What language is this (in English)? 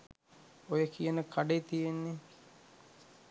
Sinhala